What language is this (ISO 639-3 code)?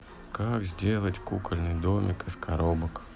rus